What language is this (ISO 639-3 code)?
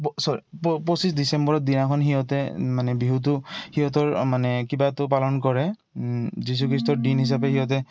asm